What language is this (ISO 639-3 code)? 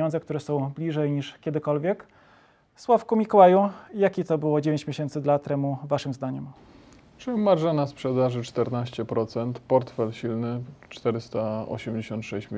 pol